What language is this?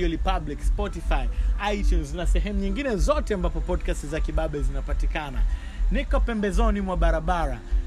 Swahili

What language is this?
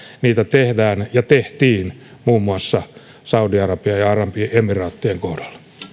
Finnish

